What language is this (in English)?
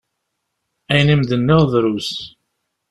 Kabyle